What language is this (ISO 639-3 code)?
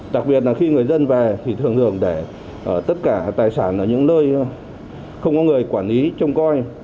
vie